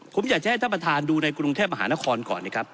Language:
Thai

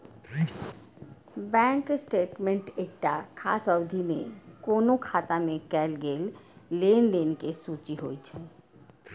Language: Maithili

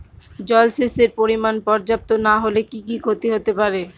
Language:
Bangla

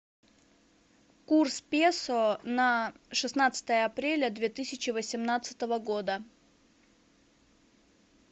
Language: Russian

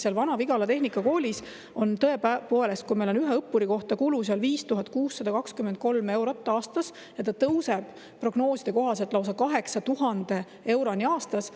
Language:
Estonian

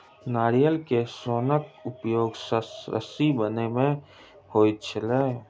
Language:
Maithili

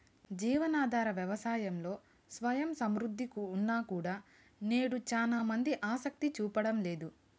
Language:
Telugu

